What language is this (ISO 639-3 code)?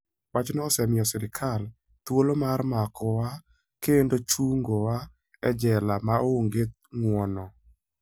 luo